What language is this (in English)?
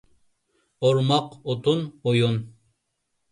Uyghur